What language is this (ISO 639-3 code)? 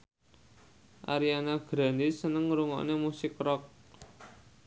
jav